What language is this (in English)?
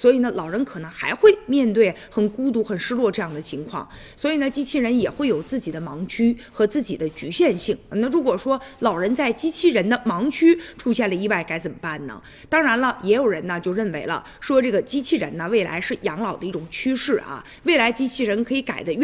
Chinese